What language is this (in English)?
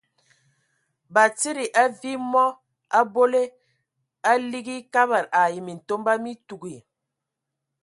Ewondo